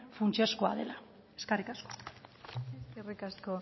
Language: Basque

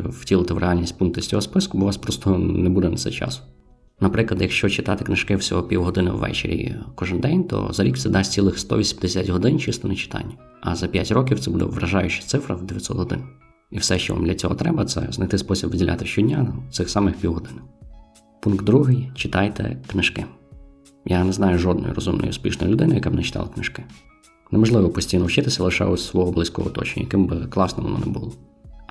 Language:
Ukrainian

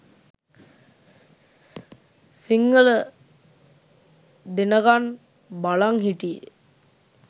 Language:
Sinhala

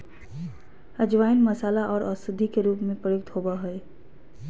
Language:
Magahi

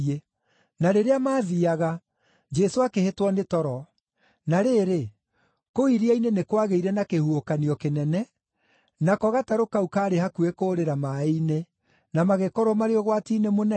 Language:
Kikuyu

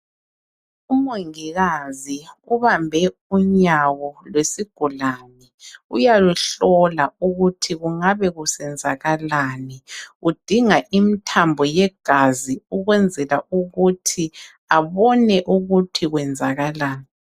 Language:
North Ndebele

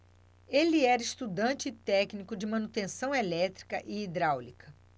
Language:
Portuguese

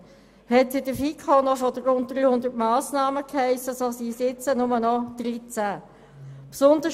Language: Swiss German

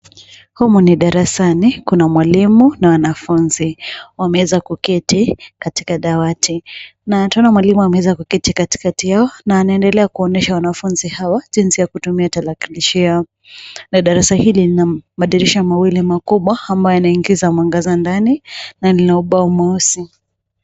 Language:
Swahili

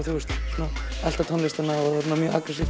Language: Icelandic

